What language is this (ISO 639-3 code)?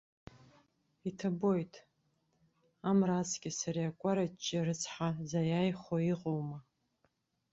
abk